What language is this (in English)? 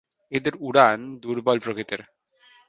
Bangla